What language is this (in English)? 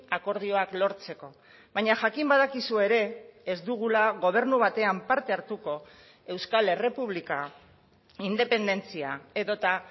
Basque